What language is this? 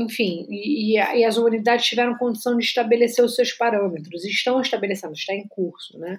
Portuguese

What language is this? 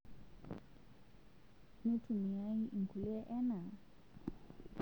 Masai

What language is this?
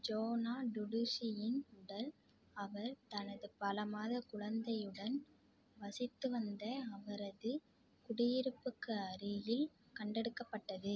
Tamil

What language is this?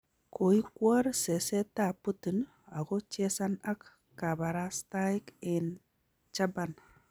Kalenjin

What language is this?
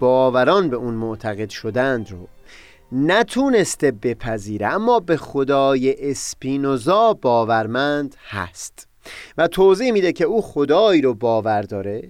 Persian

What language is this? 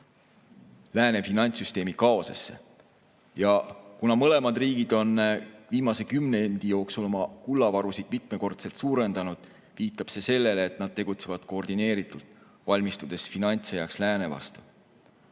Estonian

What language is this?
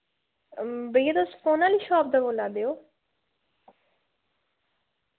Dogri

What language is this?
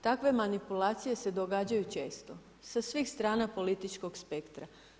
Croatian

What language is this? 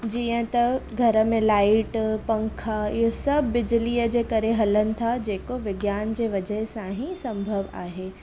Sindhi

